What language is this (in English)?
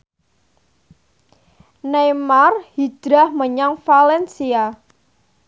Javanese